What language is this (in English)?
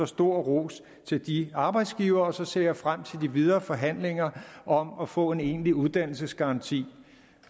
Danish